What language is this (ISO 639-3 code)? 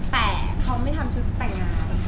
tha